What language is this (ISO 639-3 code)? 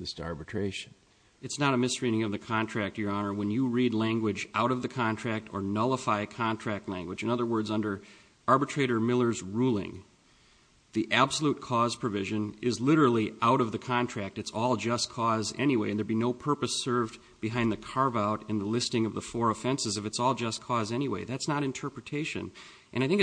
eng